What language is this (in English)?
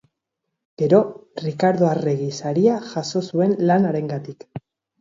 Basque